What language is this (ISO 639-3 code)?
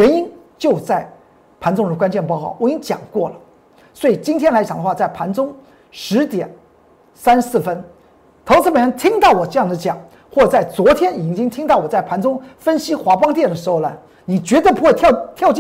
zho